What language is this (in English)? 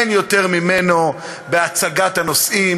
Hebrew